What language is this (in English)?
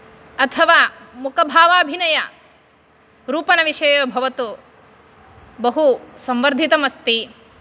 Sanskrit